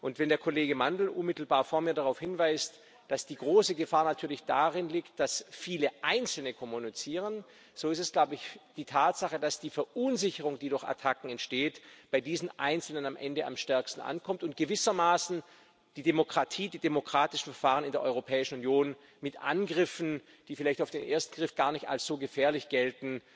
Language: German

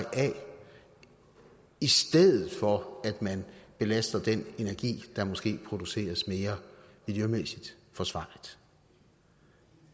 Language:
Danish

